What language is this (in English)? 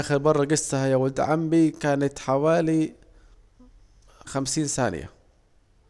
Saidi Arabic